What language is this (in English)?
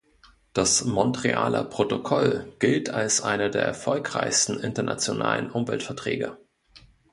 German